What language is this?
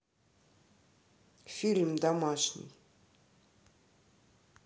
Russian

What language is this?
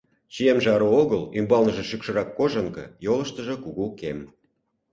Mari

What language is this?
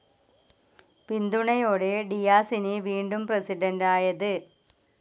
Malayalam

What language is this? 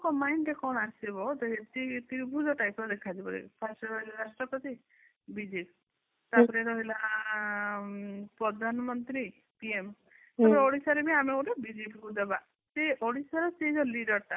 Odia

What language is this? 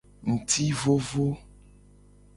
Gen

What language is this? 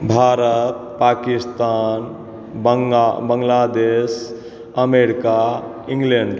Maithili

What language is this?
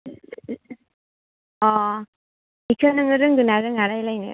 Bodo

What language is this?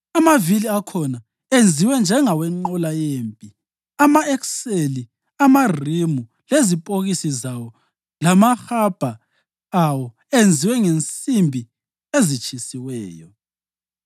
North Ndebele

